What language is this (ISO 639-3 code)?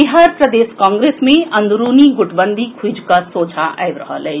mai